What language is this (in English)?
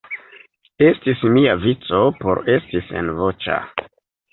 Esperanto